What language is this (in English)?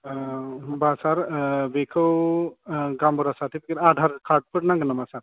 Bodo